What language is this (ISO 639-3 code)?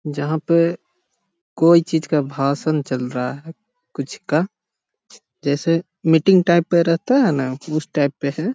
mag